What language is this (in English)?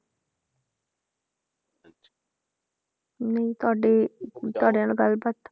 Punjabi